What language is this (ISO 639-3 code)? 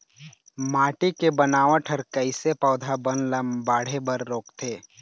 hne